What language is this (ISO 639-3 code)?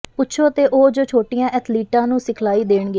pan